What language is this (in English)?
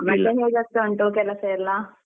Kannada